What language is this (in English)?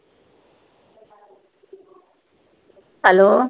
Punjabi